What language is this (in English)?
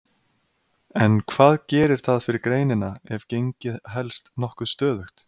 Icelandic